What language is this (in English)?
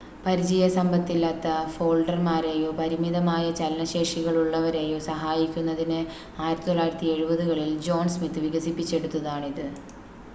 Malayalam